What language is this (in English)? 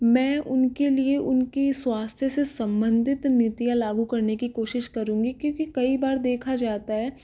Hindi